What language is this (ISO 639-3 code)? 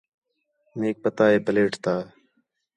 xhe